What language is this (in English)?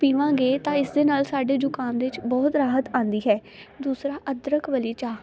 Punjabi